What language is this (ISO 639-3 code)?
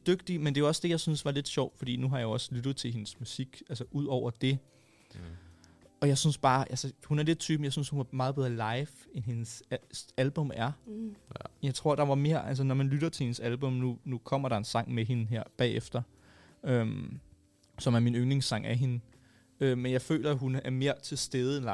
dan